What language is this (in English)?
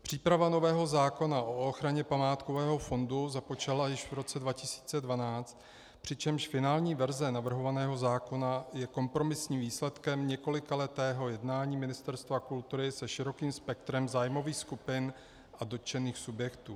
Czech